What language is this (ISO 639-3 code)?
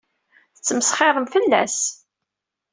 kab